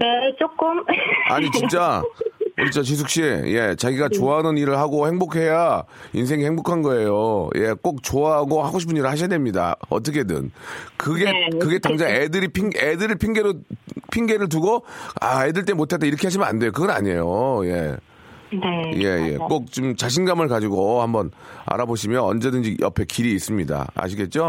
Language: Korean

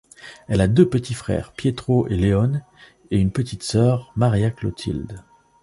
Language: French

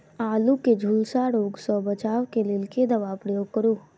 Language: Maithili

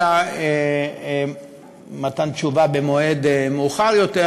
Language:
Hebrew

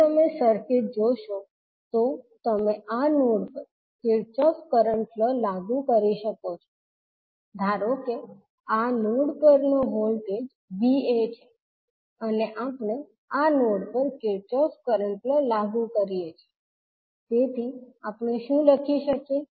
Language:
Gujarati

